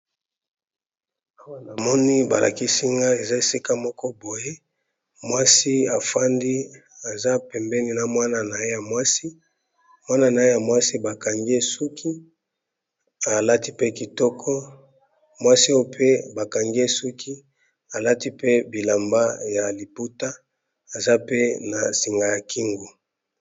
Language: Lingala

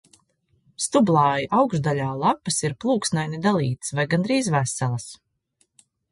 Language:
Latvian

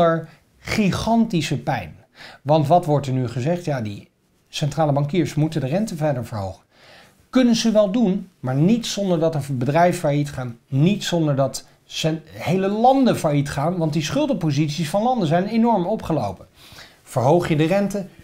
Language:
Dutch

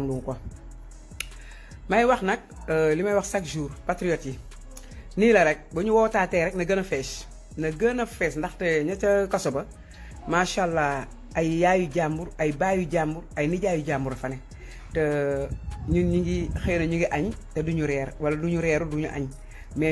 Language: French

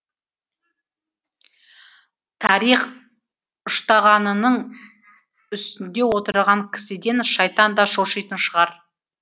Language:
Kazakh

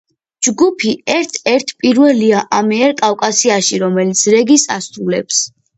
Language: Georgian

